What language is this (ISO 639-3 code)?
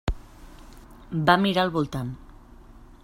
cat